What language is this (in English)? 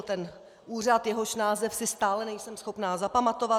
Czech